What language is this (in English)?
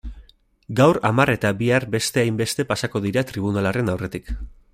Basque